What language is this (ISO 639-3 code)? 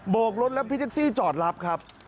tha